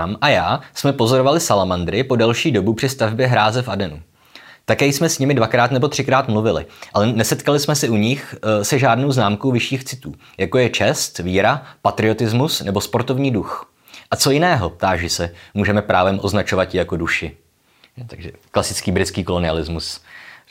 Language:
Czech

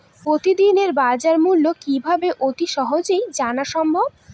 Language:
Bangla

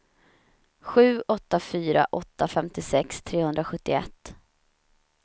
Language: Swedish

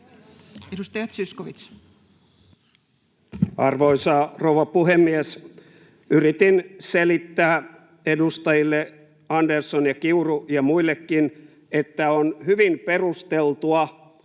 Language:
Finnish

